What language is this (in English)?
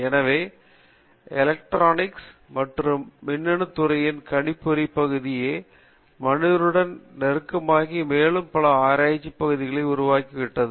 Tamil